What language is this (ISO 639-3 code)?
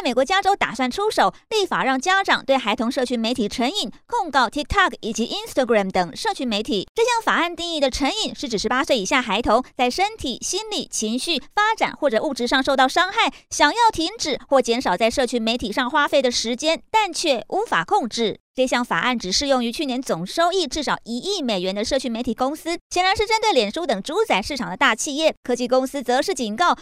zho